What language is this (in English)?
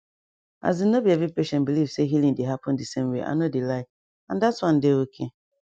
Nigerian Pidgin